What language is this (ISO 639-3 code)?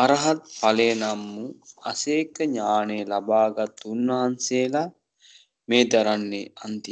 ron